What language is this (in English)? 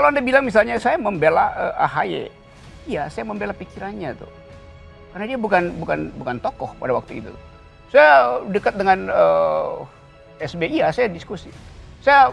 Indonesian